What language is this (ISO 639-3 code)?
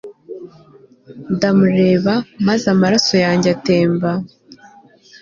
kin